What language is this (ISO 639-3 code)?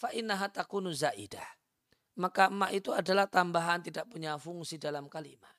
ind